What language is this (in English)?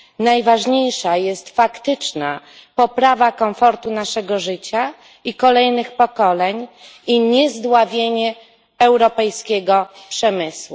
Polish